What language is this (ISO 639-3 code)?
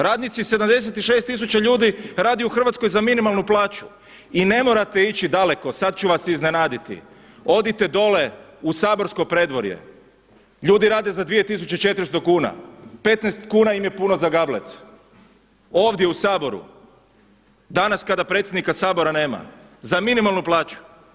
hrv